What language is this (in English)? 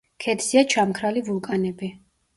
Georgian